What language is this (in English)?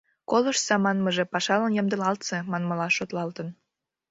Mari